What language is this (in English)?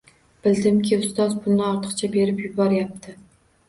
Uzbek